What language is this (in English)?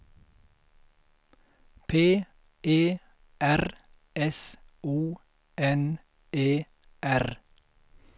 Swedish